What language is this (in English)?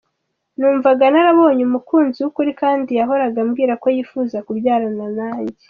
Kinyarwanda